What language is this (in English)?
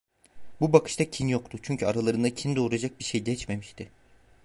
Turkish